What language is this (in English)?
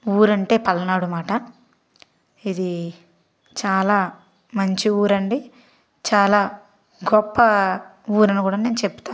Telugu